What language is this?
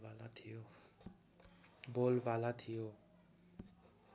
Nepali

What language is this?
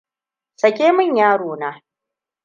Hausa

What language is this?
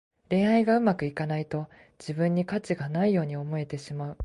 Japanese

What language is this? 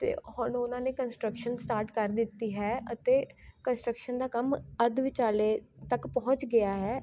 Punjabi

